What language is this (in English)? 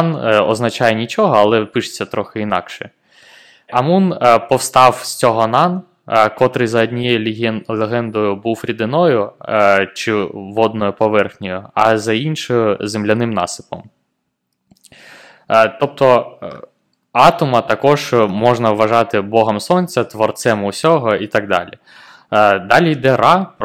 Ukrainian